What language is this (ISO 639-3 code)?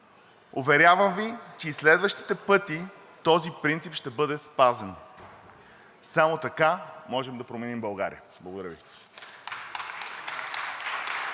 bul